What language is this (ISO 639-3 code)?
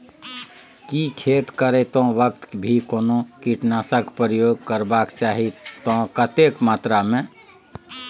mai